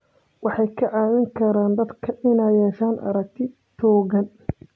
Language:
Somali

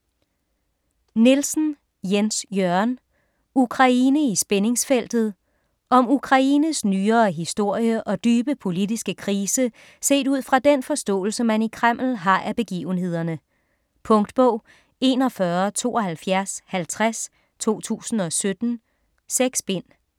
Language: Danish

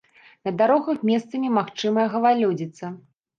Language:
Belarusian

